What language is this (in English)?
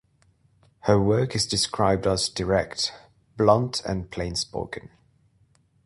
English